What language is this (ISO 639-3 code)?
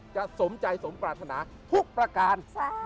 tha